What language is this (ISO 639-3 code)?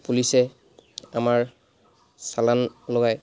asm